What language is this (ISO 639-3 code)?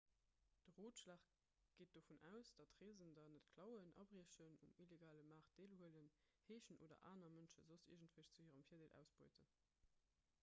ltz